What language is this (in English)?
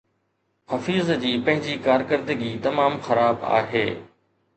Sindhi